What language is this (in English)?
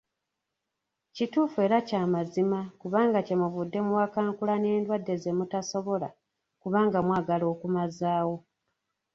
Ganda